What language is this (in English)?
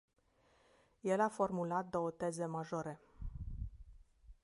Romanian